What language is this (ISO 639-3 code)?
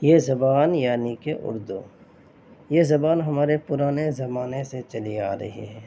urd